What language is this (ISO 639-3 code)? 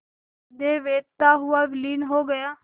hin